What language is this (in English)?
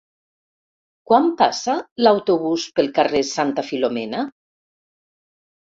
Catalan